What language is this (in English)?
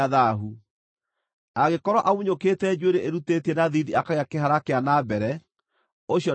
Kikuyu